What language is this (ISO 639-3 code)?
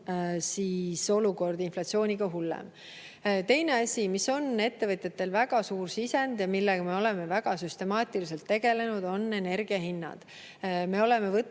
est